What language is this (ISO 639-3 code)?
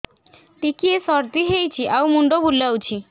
ori